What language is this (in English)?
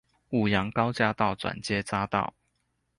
Chinese